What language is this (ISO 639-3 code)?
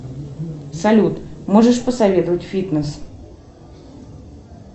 rus